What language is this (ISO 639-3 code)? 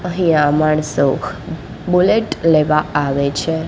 guj